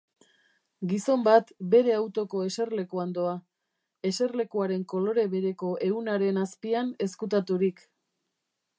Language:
Basque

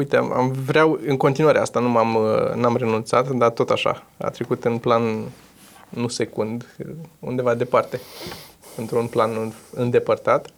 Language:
Romanian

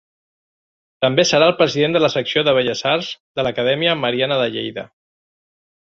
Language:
Catalan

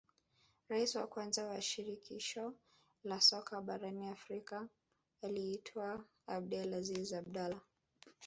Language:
Swahili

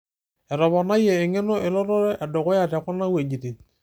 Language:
Masai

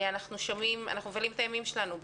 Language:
Hebrew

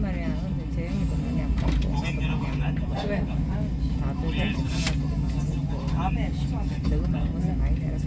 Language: Korean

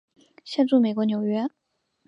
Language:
Chinese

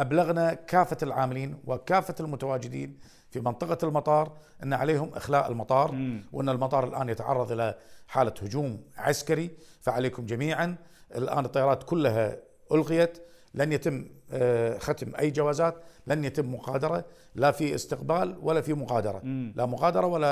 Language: Arabic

